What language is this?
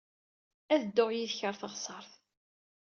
Kabyle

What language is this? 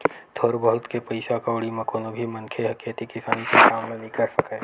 Chhattisgarhi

